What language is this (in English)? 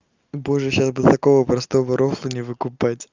Russian